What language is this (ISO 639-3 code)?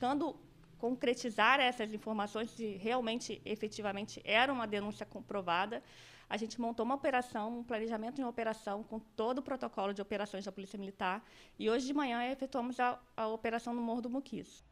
por